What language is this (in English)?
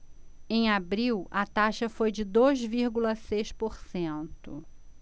Portuguese